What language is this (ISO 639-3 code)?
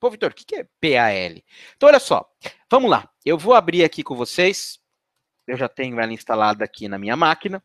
por